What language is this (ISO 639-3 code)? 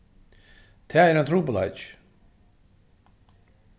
fao